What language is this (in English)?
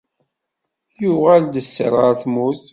Kabyle